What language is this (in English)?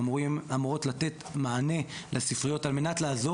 Hebrew